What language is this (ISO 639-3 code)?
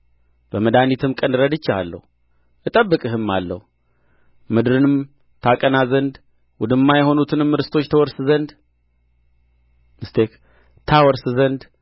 amh